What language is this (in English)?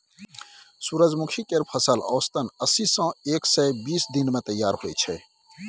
Maithili